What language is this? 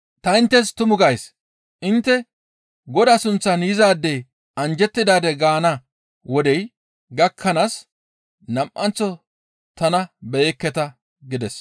Gamo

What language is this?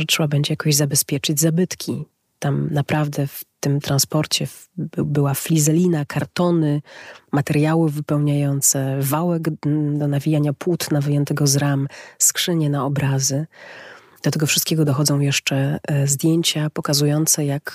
Polish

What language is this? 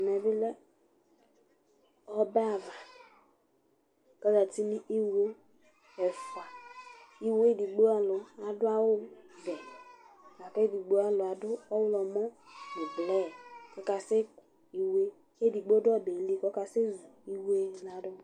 Ikposo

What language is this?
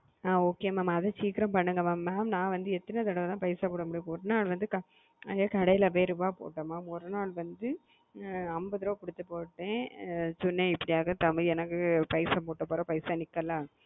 Tamil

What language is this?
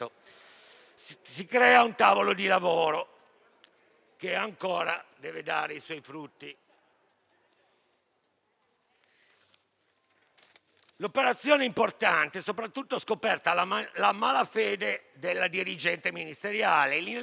Italian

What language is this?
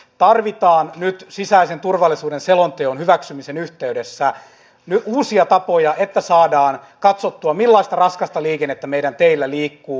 Finnish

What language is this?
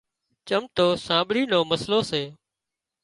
Wadiyara Koli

